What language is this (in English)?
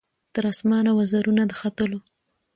Pashto